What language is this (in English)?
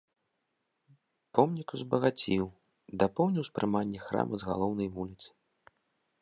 Belarusian